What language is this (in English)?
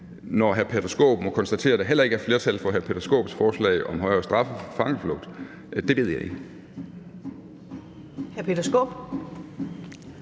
Danish